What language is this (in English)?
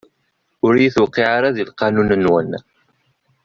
Kabyle